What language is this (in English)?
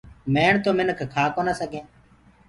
Gurgula